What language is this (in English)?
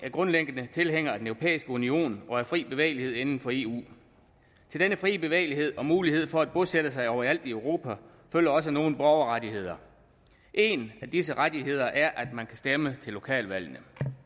Danish